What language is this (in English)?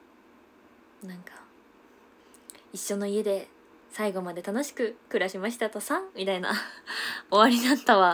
Japanese